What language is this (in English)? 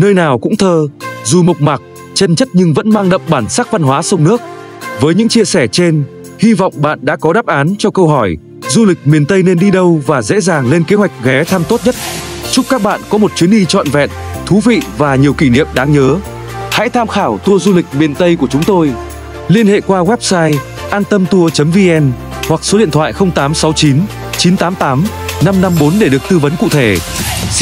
Vietnamese